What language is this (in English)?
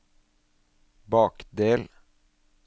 Norwegian